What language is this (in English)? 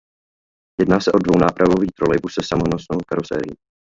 Czech